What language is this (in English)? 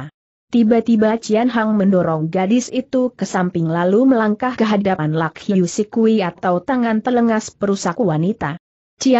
Indonesian